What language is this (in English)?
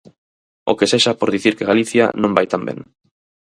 Galician